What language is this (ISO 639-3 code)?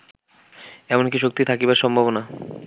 ben